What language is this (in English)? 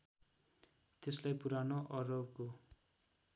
Nepali